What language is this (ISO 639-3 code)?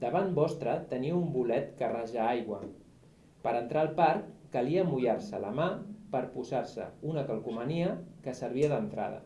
cat